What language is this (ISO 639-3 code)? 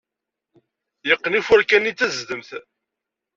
kab